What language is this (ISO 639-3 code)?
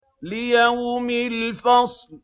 ara